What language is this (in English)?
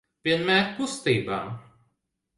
Latvian